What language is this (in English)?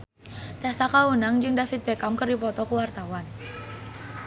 Sundanese